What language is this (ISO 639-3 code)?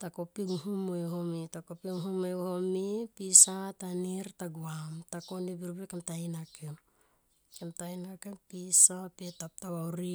tqp